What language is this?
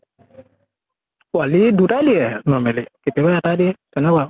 Assamese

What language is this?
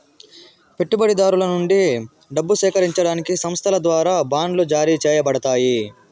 Telugu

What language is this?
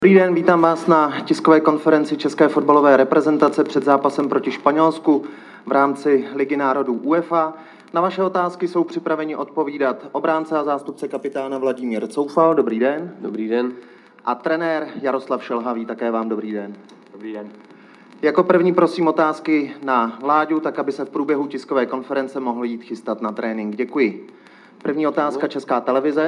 Czech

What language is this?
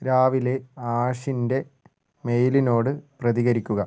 Malayalam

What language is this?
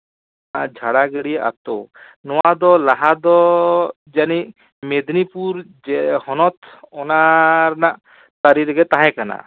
Santali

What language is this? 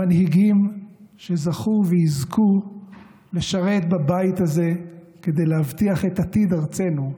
Hebrew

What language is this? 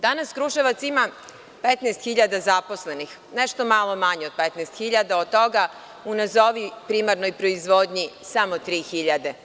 Serbian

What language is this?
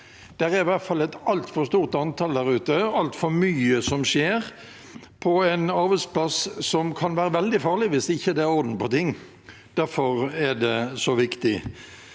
Norwegian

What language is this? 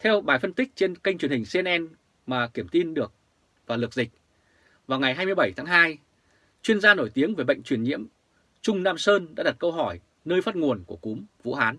Vietnamese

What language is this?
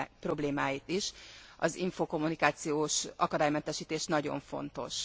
Hungarian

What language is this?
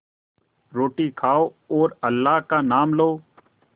Hindi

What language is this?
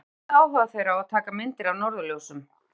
Icelandic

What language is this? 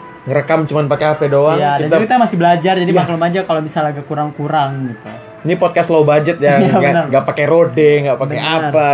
Indonesian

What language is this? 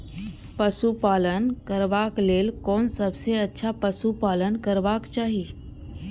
Maithili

